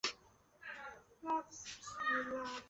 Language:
Chinese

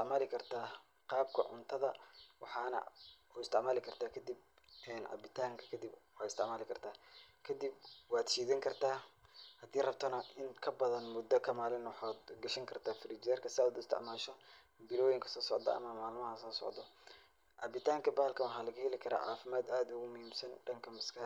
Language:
Somali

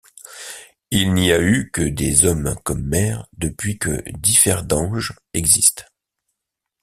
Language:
French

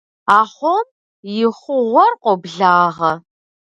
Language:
Kabardian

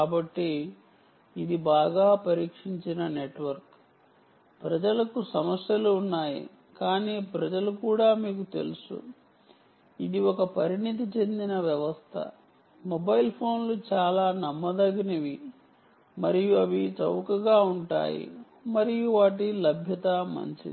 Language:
Telugu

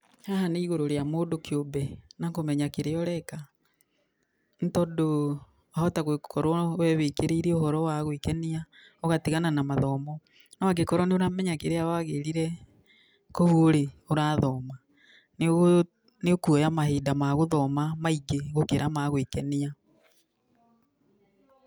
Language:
Kikuyu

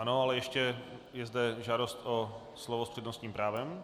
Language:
Czech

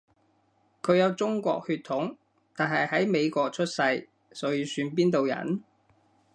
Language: Cantonese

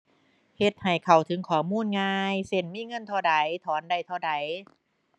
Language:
Thai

